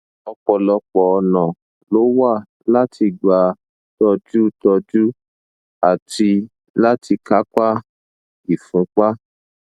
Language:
Yoruba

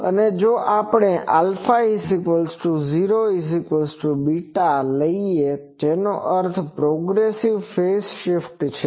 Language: Gujarati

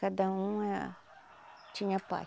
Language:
Portuguese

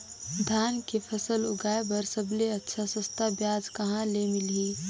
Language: Chhattisgarhi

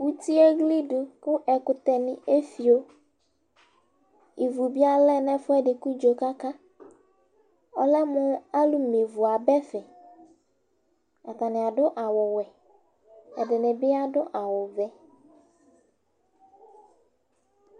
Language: Ikposo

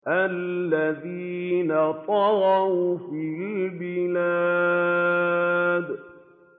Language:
Arabic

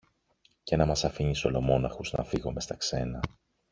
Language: Greek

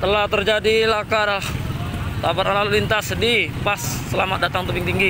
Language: Indonesian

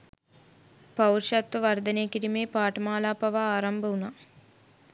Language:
Sinhala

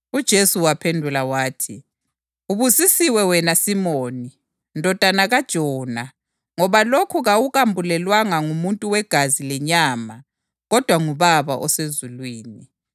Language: North Ndebele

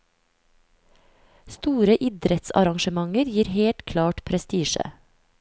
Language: Norwegian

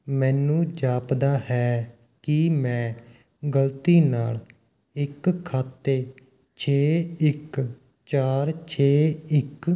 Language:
Punjabi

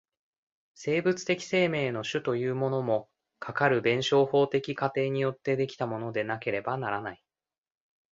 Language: Japanese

